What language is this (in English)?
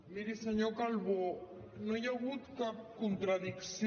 Catalan